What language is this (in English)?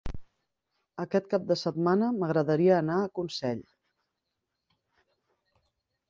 Catalan